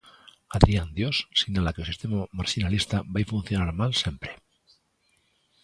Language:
Galician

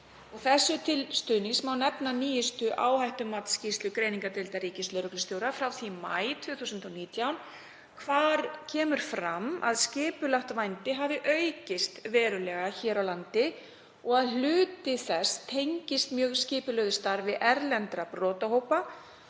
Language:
Icelandic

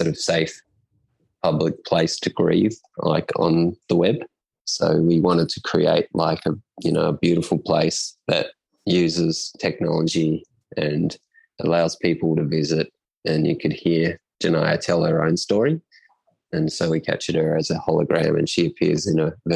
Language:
English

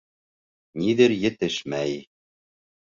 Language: Bashkir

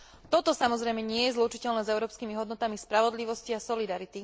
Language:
Slovak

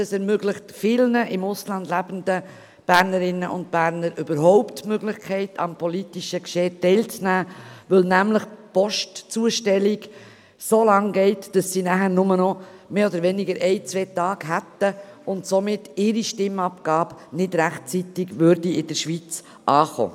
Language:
Swiss German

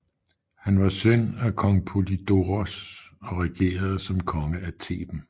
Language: Danish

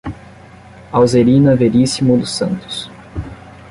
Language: Portuguese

